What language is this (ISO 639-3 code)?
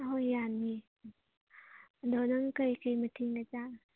mni